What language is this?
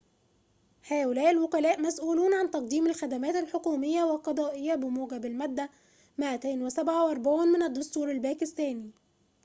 Arabic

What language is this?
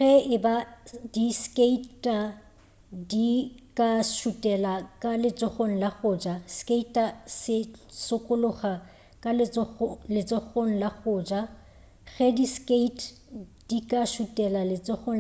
Northern Sotho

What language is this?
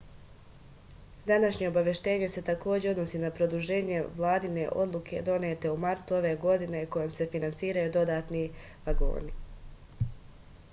Serbian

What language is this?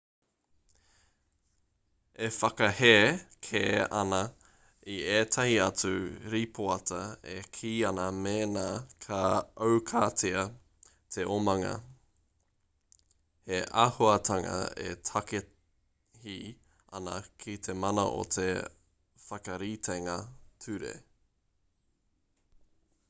Māori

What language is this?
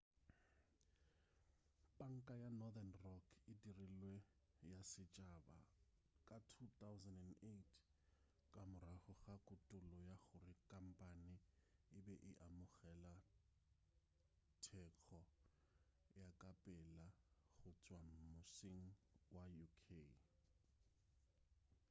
Northern Sotho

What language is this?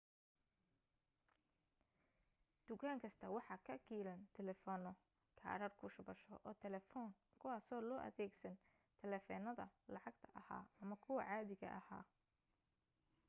Somali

